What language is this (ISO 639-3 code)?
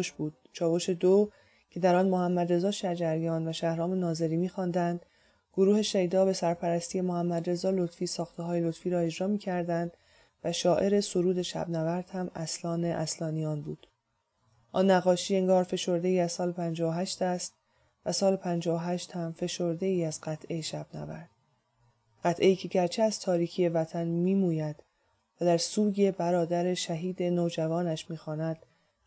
fas